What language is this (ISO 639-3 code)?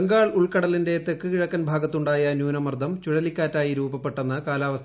mal